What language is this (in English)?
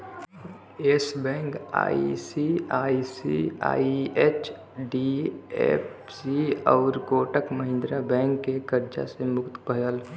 Bhojpuri